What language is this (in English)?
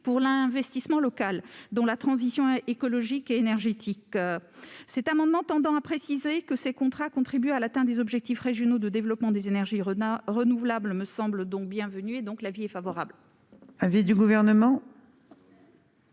French